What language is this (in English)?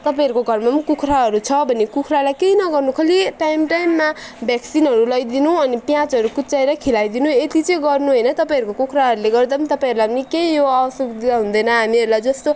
Nepali